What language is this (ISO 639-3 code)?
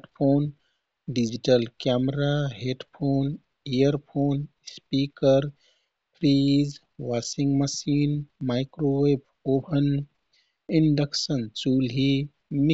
tkt